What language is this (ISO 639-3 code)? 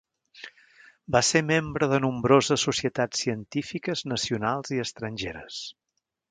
cat